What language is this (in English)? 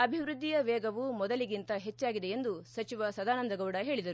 Kannada